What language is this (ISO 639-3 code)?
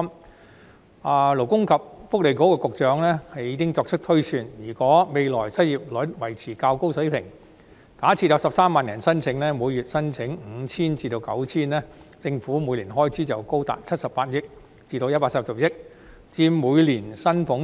yue